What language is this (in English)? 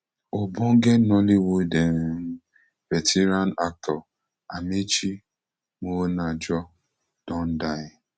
Nigerian Pidgin